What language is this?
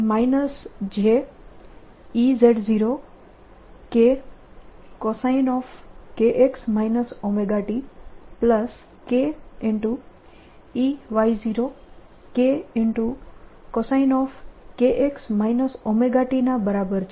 Gujarati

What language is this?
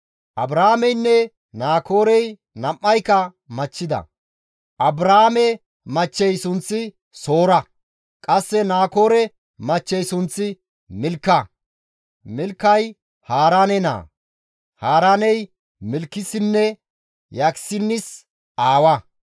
Gamo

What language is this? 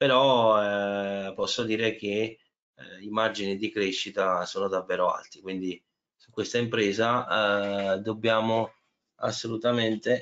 Italian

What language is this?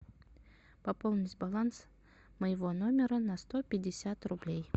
Russian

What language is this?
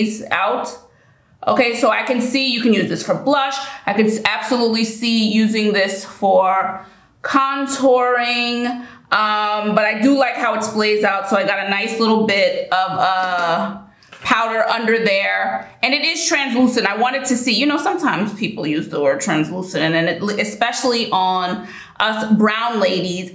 English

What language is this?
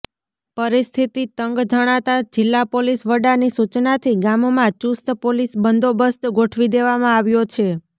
Gujarati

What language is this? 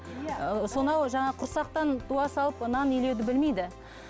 Kazakh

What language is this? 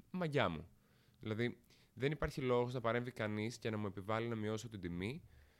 Greek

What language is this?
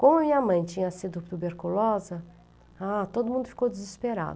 Portuguese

